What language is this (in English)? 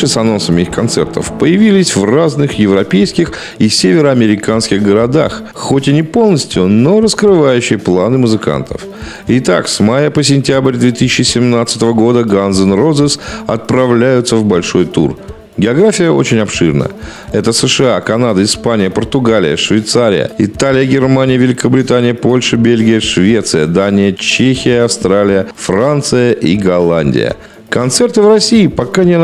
Russian